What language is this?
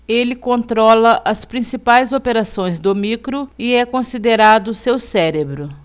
Portuguese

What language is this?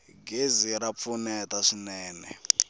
Tsonga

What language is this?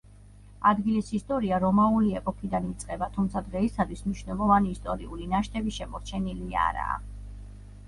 Georgian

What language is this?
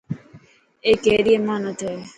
Dhatki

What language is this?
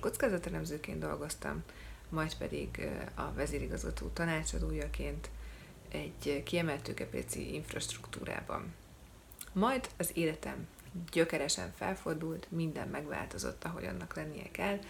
Hungarian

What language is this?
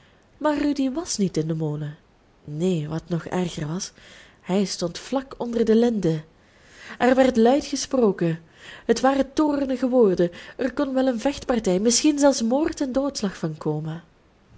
Dutch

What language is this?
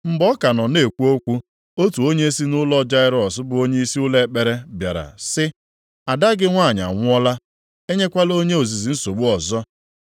Igbo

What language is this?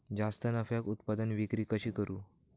Marathi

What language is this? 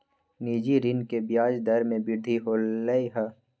Magahi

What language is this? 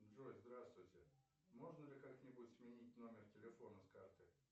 Russian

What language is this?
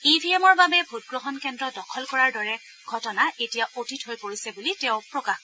Assamese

